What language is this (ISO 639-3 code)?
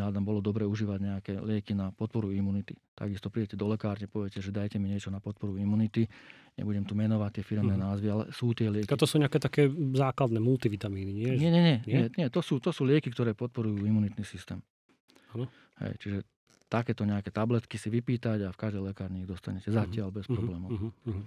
slk